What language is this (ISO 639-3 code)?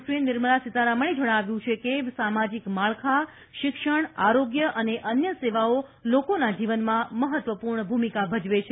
guj